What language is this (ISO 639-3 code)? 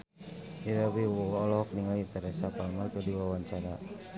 sun